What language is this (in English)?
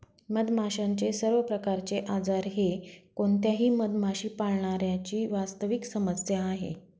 Marathi